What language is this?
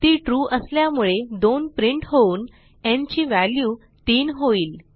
Marathi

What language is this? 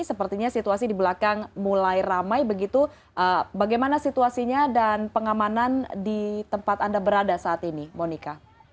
Indonesian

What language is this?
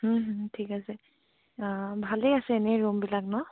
Assamese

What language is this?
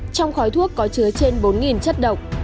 Vietnamese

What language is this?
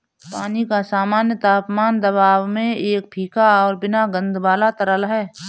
Hindi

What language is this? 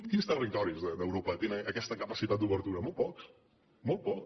Catalan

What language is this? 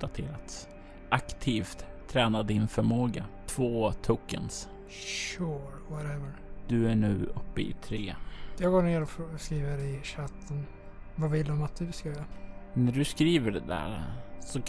Swedish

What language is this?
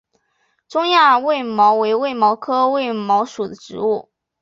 Chinese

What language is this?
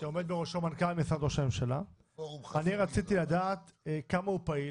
Hebrew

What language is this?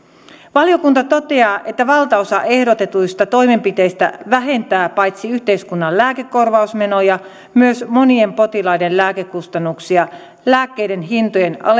Finnish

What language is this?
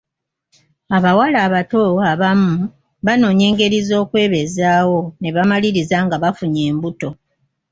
Ganda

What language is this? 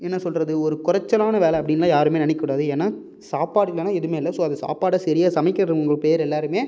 Tamil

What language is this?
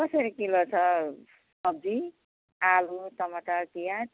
Nepali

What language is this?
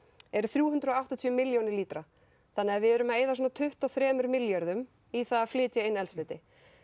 Icelandic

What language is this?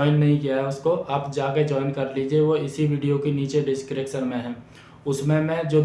Hindi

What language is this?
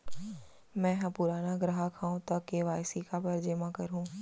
Chhattisgarhi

